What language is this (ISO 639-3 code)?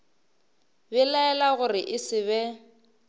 nso